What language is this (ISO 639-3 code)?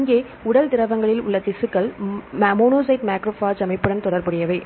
tam